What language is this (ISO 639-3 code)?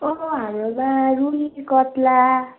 nep